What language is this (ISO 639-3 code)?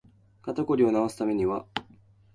jpn